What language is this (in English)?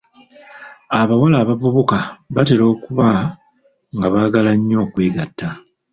Ganda